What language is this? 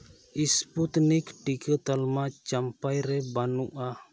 Santali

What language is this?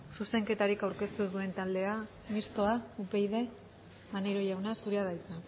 Basque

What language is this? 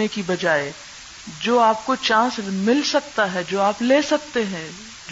Urdu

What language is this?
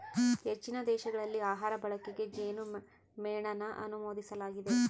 Kannada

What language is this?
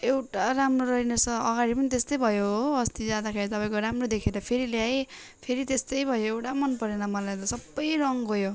Nepali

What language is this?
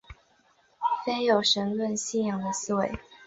Chinese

